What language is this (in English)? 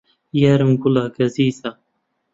Central Kurdish